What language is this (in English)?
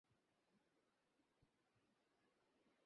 Bangla